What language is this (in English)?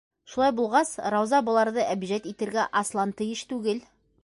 Bashkir